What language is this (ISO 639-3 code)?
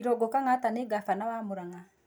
kik